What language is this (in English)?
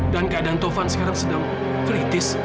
Indonesian